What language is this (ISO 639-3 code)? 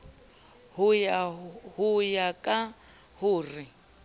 sot